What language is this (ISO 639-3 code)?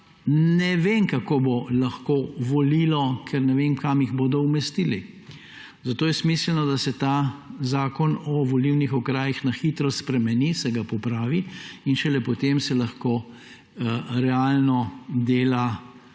slv